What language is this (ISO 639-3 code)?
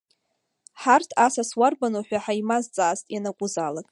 abk